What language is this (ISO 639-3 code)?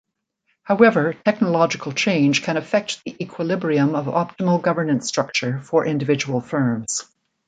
eng